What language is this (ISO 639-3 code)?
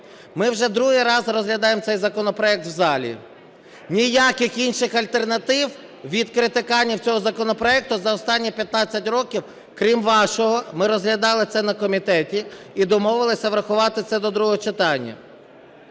ukr